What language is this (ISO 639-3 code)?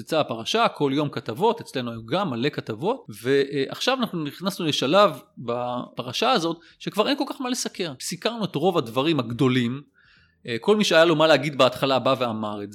heb